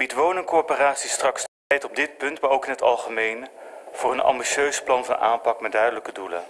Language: Dutch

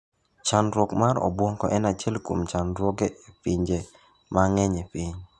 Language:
Luo (Kenya and Tanzania)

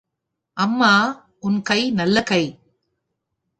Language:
Tamil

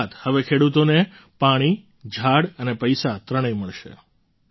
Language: Gujarati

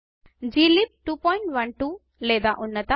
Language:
Telugu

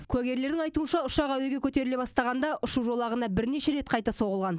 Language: Kazakh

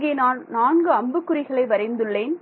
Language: Tamil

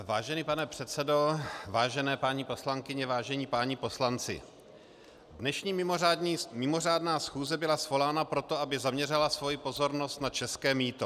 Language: Czech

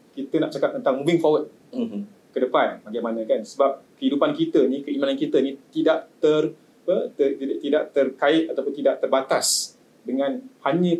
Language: Malay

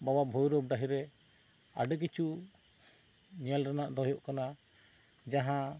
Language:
Santali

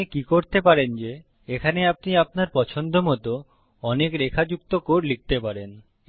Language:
Bangla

